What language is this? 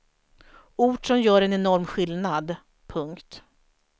Swedish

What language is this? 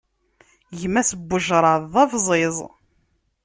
Kabyle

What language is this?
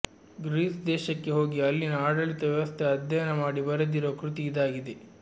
Kannada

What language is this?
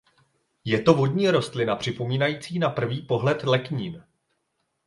Czech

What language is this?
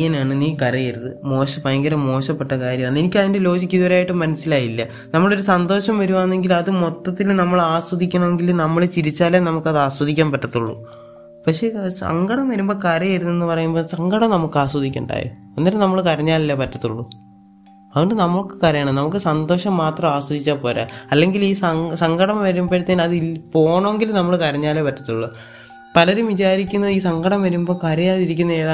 Malayalam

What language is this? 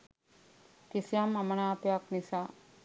Sinhala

